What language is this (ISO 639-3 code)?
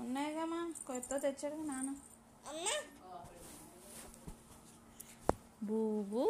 tel